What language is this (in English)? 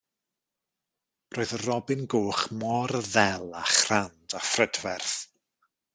Welsh